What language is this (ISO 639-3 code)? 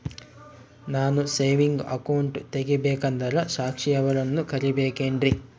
kan